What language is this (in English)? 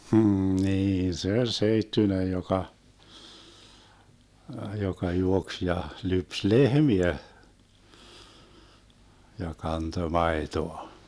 Finnish